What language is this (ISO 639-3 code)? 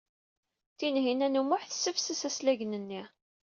kab